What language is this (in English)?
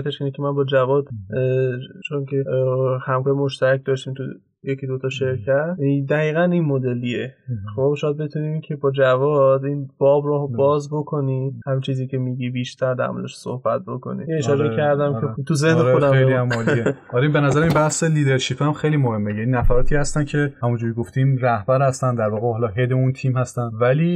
Persian